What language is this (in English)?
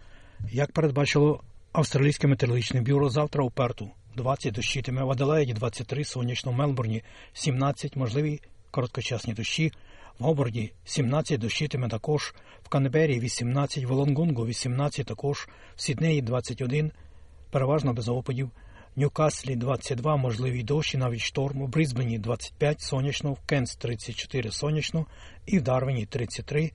Ukrainian